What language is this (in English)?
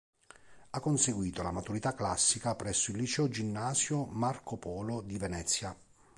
Italian